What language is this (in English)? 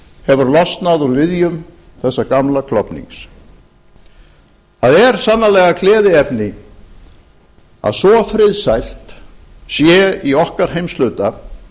Icelandic